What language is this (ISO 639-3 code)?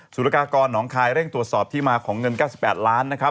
tha